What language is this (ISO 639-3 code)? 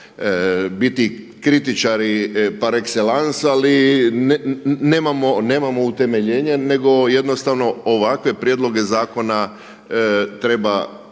hrv